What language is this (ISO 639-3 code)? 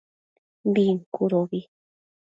mcf